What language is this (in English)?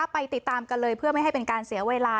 Thai